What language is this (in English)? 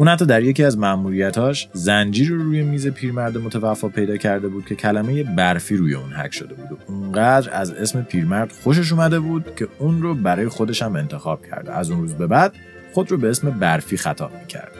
Persian